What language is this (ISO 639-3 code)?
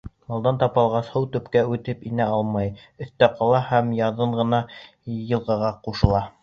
bak